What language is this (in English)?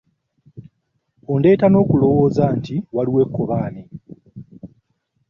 Ganda